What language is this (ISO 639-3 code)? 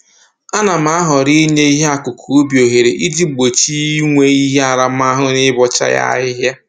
ibo